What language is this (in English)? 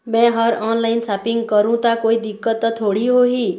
Chhattisgarhi